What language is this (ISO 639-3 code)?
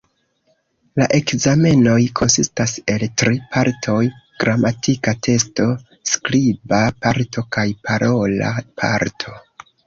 epo